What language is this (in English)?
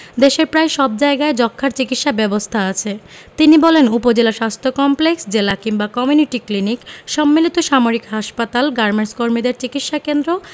Bangla